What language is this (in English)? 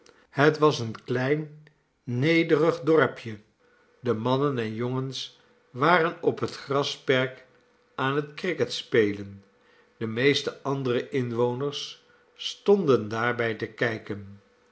Dutch